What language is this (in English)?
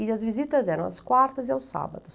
Portuguese